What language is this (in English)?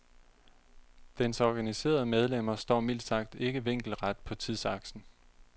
Danish